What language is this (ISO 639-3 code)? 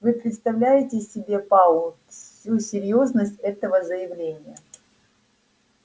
rus